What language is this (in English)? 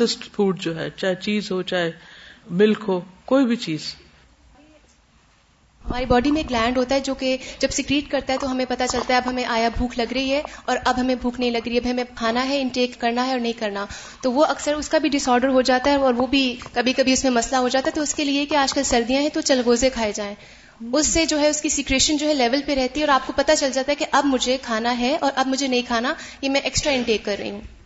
Urdu